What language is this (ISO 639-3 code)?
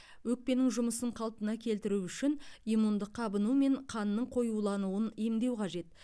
kaz